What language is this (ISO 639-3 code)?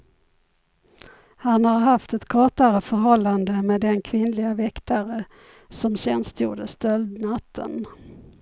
swe